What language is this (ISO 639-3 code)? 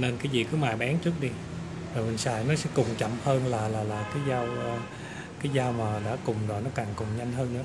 vie